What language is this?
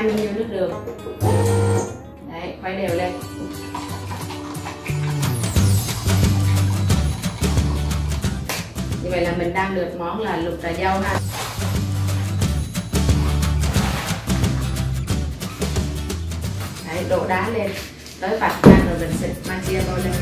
Vietnamese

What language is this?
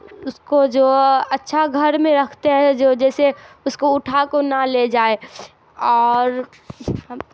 Urdu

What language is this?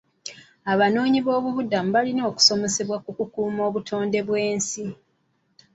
Ganda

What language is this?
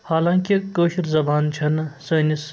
Kashmiri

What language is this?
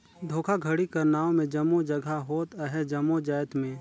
Chhattisgarhi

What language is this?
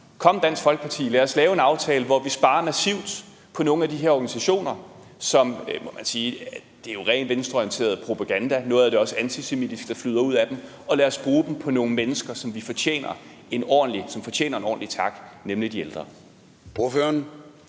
Danish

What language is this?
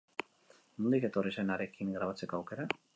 Basque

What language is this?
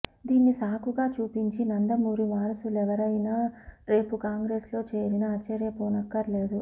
Telugu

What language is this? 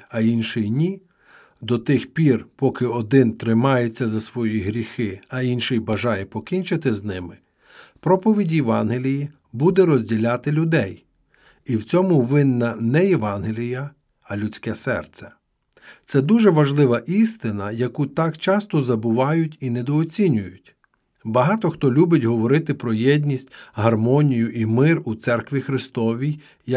Ukrainian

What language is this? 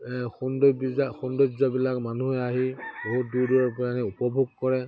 Assamese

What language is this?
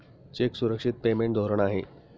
Marathi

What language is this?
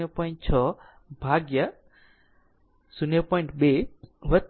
Gujarati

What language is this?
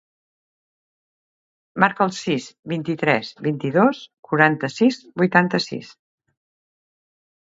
Catalan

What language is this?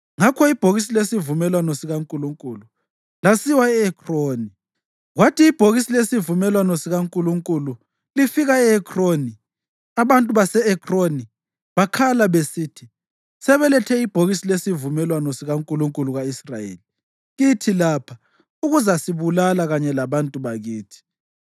North Ndebele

